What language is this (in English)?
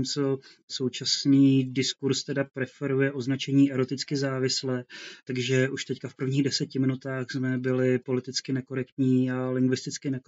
Czech